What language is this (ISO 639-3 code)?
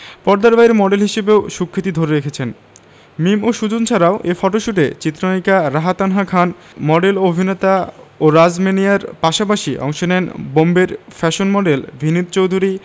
ben